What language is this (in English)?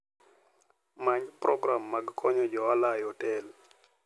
Luo (Kenya and Tanzania)